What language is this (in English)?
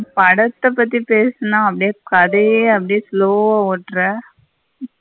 Tamil